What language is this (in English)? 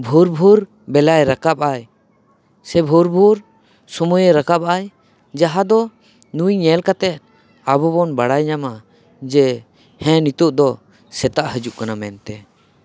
Santali